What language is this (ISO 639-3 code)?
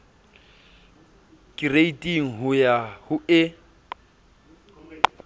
sot